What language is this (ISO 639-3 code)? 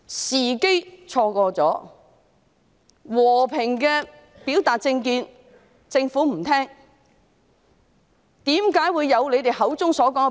yue